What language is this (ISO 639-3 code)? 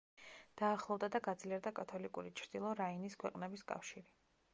kat